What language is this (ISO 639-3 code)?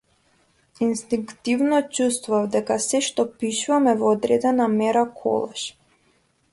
mkd